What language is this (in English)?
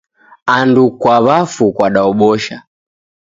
Taita